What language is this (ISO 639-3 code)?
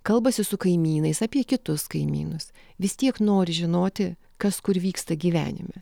lit